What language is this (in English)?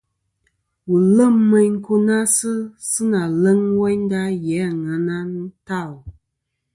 Kom